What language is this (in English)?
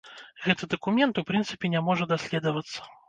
Belarusian